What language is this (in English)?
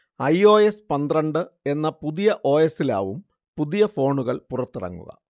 Malayalam